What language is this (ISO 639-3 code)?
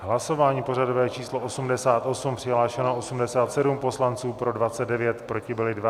ces